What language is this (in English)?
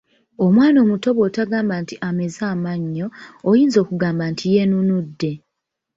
Ganda